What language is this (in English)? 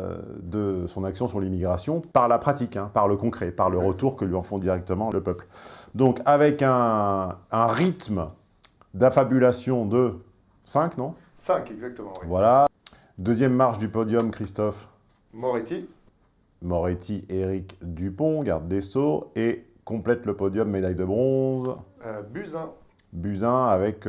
French